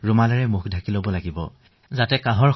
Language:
Assamese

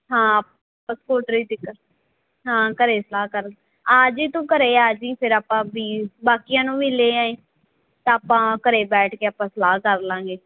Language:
Punjabi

